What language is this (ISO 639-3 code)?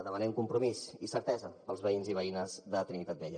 cat